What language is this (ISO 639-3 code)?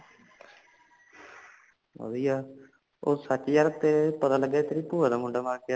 pan